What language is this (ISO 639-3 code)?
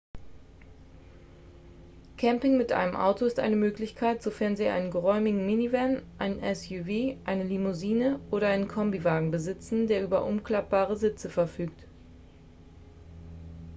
deu